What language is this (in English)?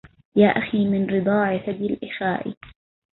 Arabic